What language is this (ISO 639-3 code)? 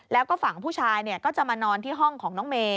tha